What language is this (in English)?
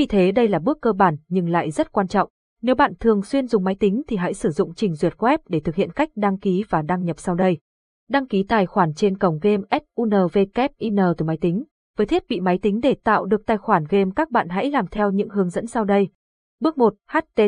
Vietnamese